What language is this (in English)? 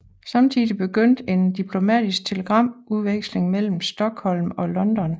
Danish